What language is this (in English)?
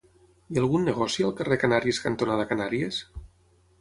Catalan